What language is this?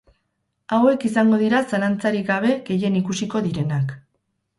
Basque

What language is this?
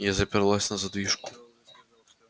Russian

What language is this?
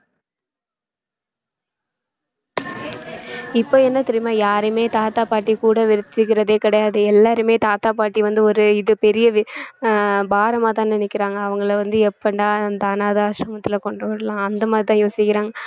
Tamil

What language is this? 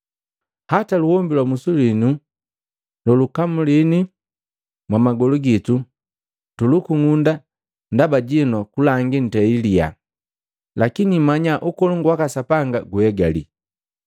Matengo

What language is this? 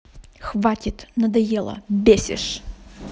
Russian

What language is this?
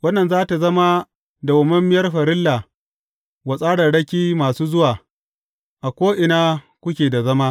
Hausa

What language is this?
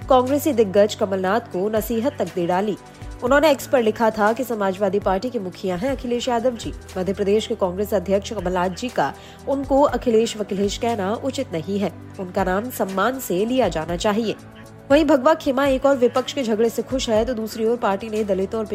Hindi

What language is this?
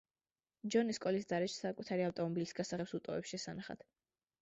Georgian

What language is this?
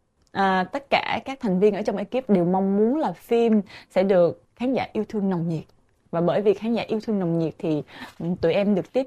Vietnamese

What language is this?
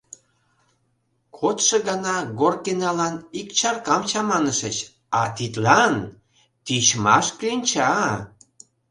Mari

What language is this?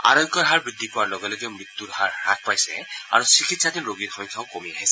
Assamese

